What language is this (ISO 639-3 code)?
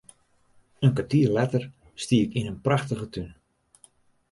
fry